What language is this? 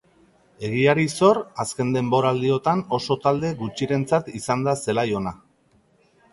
Basque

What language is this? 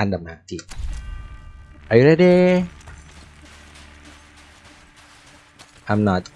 Indonesian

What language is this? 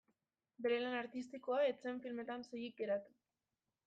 Basque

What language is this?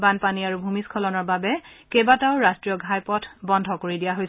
Assamese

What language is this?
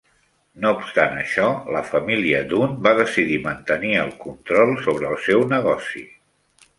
Catalan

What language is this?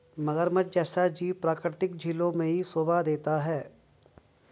Hindi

